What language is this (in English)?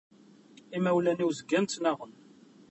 Kabyle